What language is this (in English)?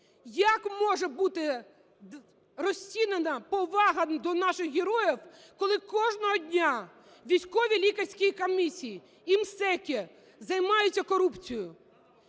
Ukrainian